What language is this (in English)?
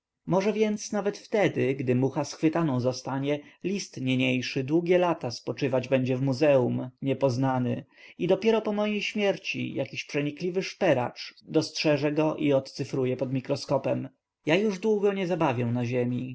Polish